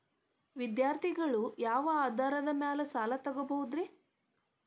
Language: Kannada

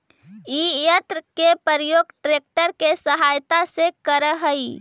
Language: Magahi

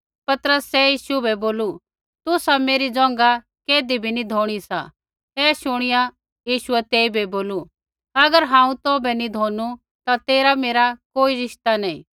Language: Kullu Pahari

